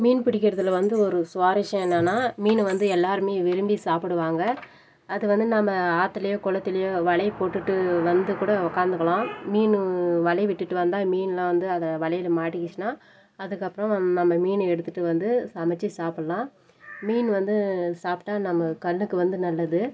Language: Tamil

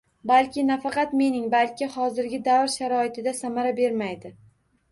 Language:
Uzbek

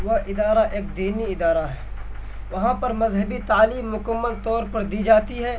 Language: Urdu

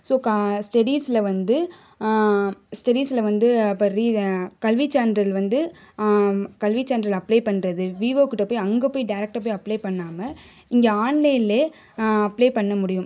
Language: Tamil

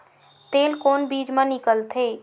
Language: Chhattisgarhi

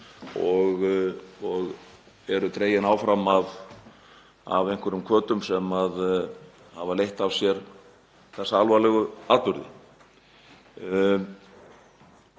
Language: Icelandic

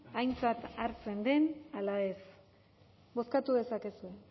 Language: Basque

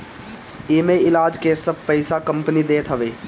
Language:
Bhojpuri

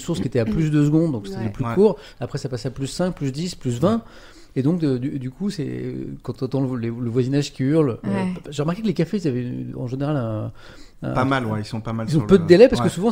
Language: French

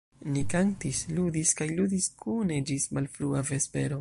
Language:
Esperanto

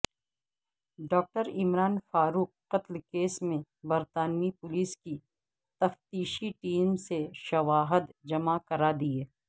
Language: Urdu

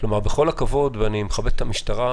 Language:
Hebrew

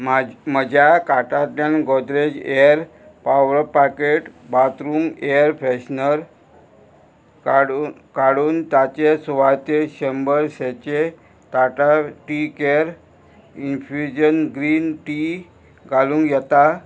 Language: Konkani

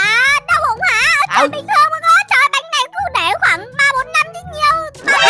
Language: Vietnamese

